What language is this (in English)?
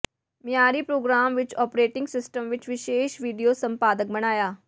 Punjabi